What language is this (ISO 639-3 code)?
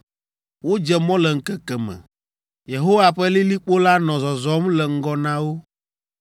ewe